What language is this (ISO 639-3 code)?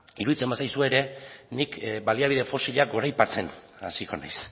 eus